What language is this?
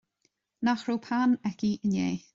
Irish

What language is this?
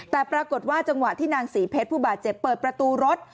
Thai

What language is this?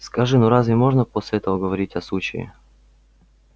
Russian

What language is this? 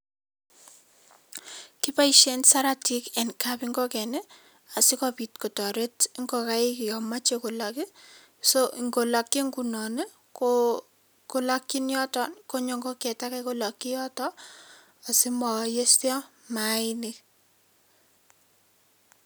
Kalenjin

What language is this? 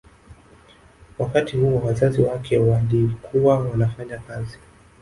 Swahili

